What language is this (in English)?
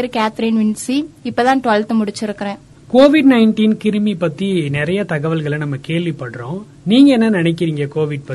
Tamil